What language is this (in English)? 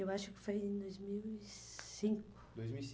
Portuguese